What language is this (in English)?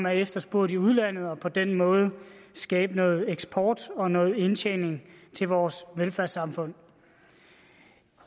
Danish